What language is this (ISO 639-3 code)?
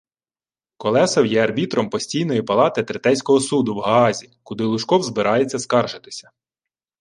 ukr